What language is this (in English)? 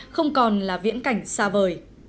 Vietnamese